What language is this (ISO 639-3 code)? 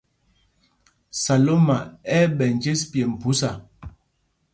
mgg